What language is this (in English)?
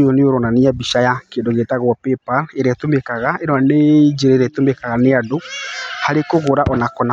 Kikuyu